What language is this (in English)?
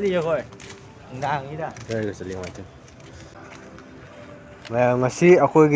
Thai